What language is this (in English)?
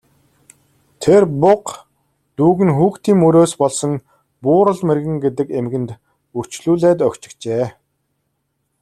Mongolian